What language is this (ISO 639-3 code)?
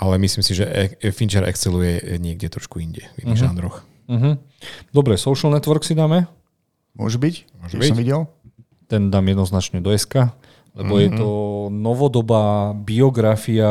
slk